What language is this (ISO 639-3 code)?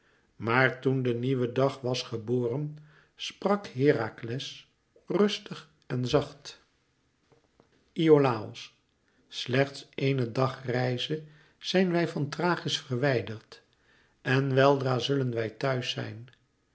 nld